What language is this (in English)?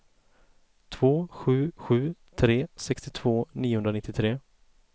Swedish